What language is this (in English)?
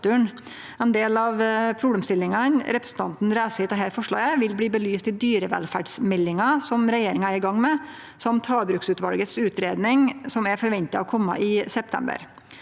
Norwegian